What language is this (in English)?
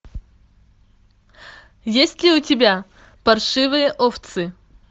Russian